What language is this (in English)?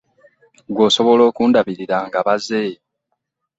Ganda